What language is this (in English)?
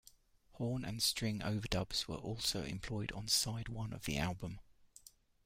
English